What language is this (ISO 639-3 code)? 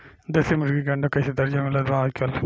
bho